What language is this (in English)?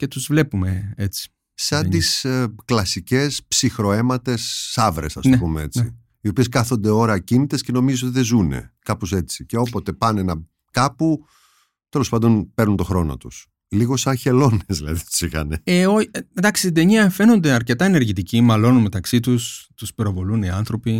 Greek